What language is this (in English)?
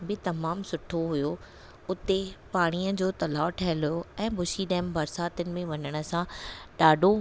Sindhi